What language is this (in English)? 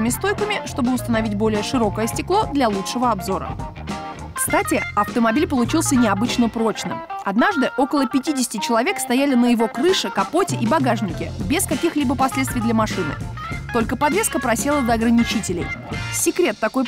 Russian